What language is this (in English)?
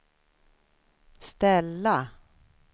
Swedish